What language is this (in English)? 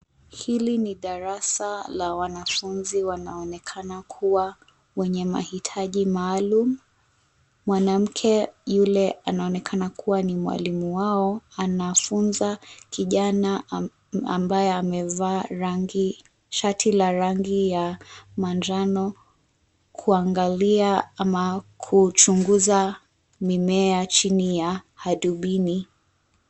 Swahili